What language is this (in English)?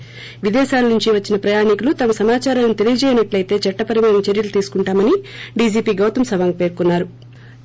Telugu